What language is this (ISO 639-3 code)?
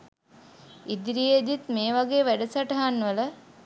sin